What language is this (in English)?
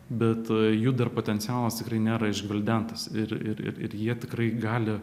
Lithuanian